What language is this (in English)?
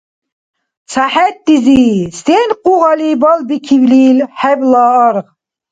Dargwa